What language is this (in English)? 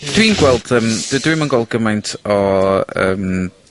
Welsh